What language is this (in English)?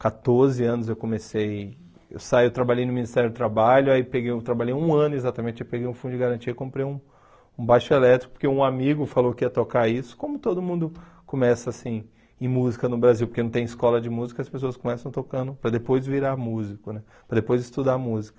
Portuguese